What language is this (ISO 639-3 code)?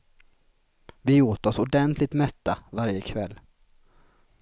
swe